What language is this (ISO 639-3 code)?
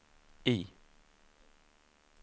swe